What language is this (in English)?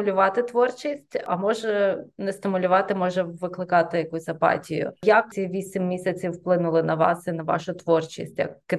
Ukrainian